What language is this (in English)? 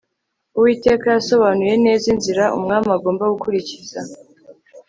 Kinyarwanda